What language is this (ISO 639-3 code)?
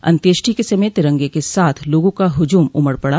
hin